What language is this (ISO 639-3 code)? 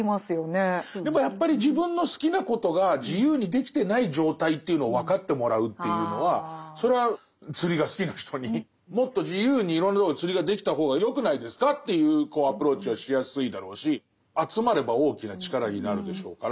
jpn